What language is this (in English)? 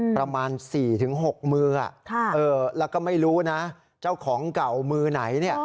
Thai